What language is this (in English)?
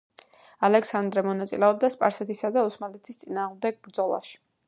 Georgian